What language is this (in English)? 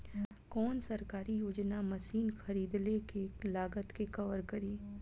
Bhojpuri